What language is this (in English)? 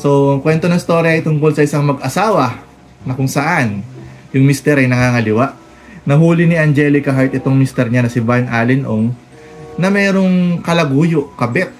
Filipino